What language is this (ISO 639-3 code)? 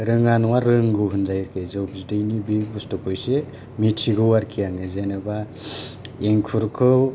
brx